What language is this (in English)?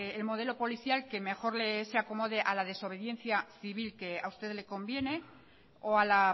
Spanish